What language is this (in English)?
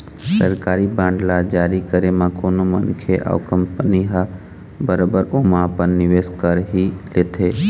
Chhattisgarhi